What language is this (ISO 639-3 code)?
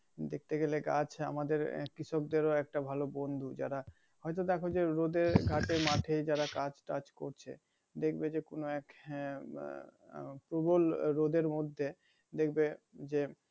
ben